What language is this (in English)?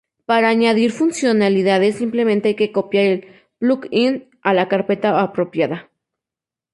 Spanish